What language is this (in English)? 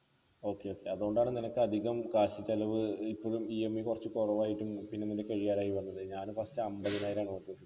Malayalam